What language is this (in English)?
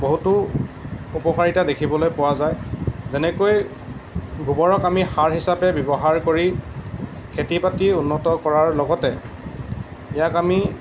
Assamese